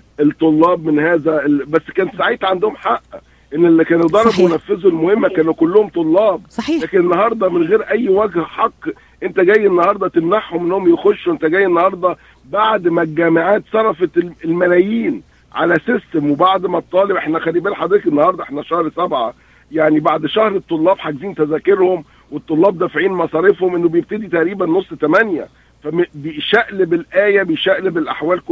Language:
Arabic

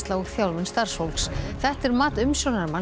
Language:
Icelandic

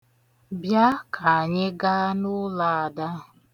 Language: Igbo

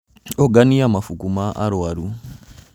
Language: Kikuyu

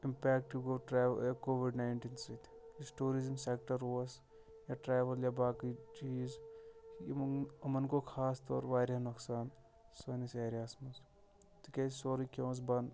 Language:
Kashmiri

